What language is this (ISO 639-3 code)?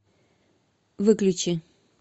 rus